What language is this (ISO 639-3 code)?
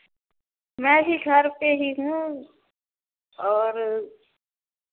hin